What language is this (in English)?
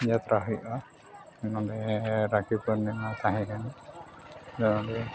Santali